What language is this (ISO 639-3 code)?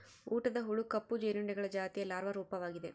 kan